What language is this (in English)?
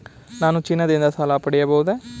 Kannada